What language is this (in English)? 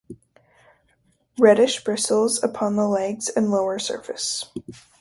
English